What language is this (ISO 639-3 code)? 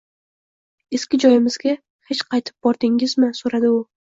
uzb